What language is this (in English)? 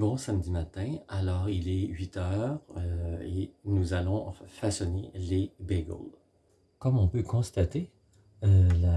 French